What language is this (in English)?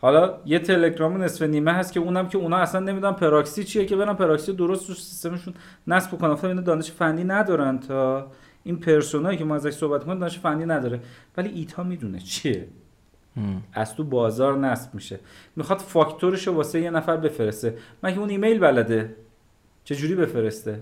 Persian